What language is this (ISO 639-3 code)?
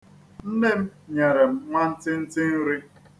ibo